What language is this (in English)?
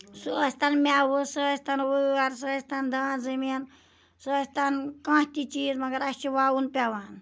Kashmiri